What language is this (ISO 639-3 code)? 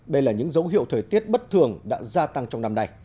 vie